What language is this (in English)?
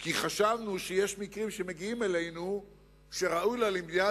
Hebrew